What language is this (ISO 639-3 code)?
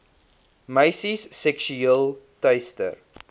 afr